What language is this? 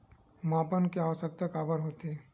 Chhattisgarhi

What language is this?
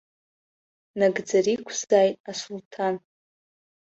Abkhazian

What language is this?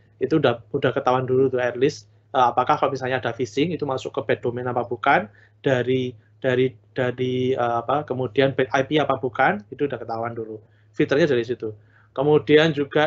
Indonesian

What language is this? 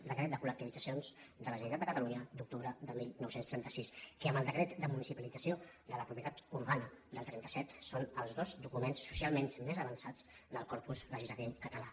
Catalan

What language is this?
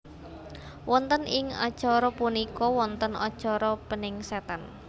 Javanese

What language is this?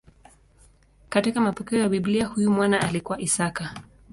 Swahili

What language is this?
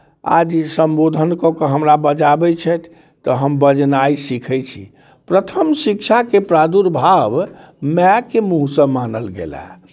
Maithili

